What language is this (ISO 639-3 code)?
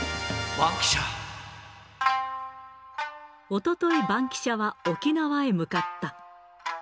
jpn